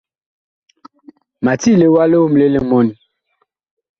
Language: Bakoko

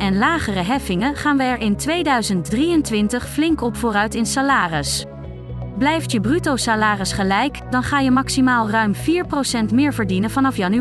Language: Dutch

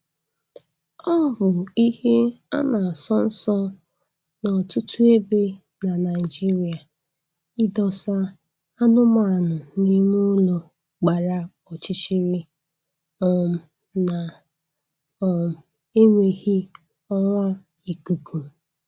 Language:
Igbo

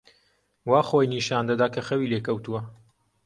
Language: Central Kurdish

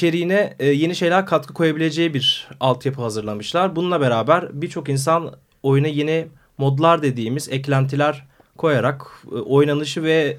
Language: Turkish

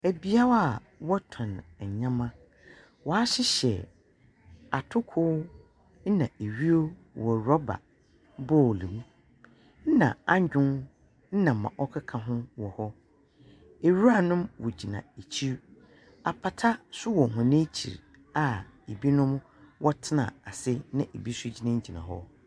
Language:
Akan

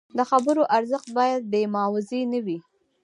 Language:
Pashto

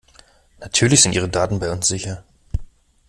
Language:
German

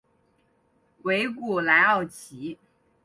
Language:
Chinese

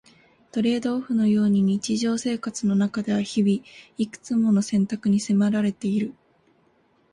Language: Japanese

